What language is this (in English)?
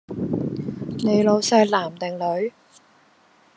Cantonese